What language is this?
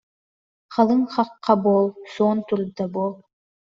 Yakut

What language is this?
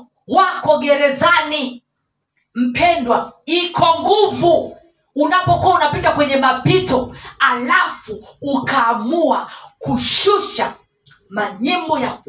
Swahili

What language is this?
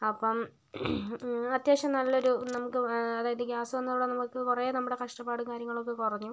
Malayalam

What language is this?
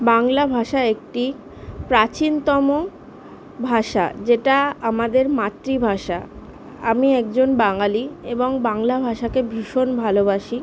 Bangla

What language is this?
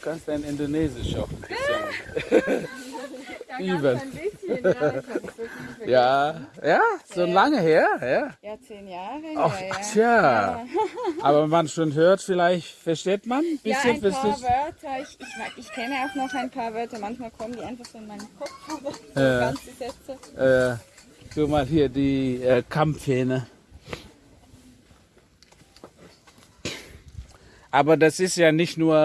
German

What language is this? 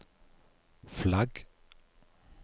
Norwegian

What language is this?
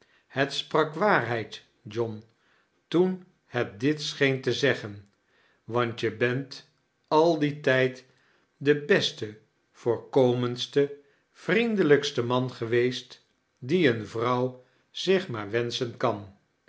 Dutch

